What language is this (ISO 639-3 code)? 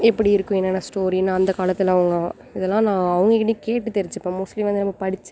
tam